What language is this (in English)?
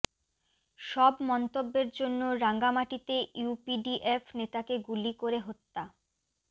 Bangla